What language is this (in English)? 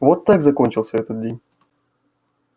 Russian